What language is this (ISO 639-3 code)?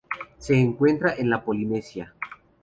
spa